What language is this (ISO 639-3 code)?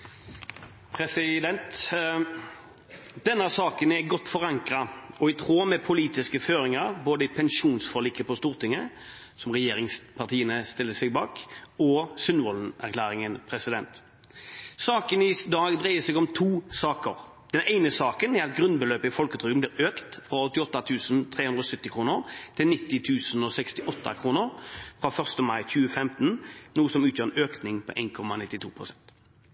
nor